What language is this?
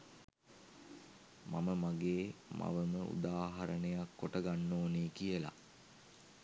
Sinhala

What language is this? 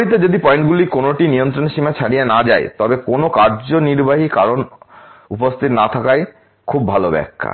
Bangla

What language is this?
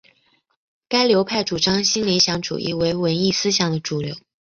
Chinese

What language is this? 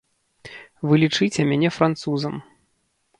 Belarusian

